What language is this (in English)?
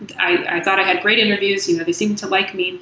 English